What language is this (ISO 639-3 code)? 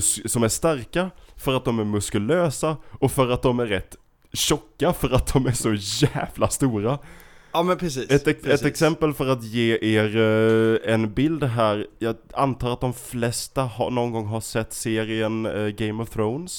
swe